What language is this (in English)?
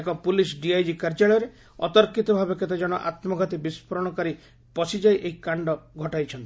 Odia